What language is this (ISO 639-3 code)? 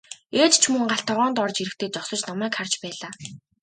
mon